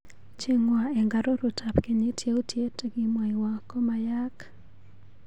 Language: Kalenjin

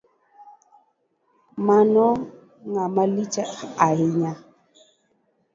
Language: Luo (Kenya and Tanzania)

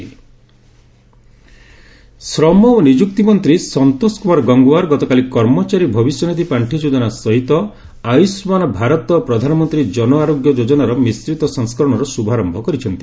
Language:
Odia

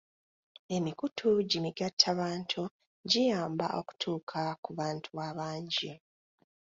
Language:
Ganda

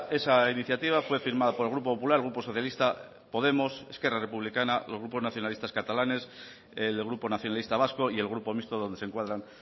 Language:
Spanish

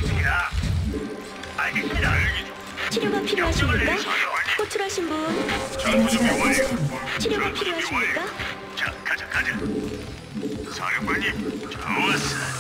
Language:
Korean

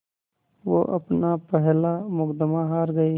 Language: Hindi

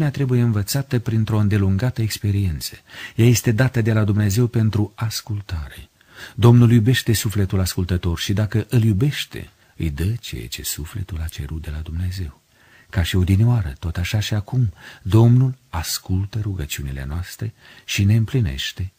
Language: Romanian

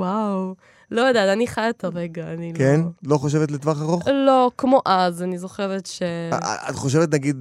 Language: Hebrew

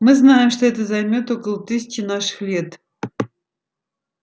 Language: Russian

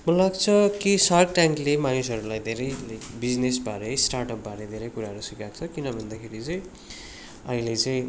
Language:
Nepali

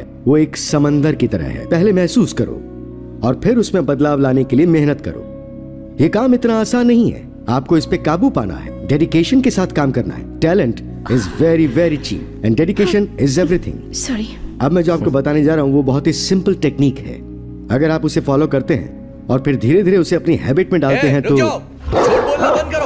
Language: Hindi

